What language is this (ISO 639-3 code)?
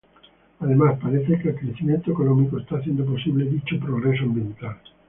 spa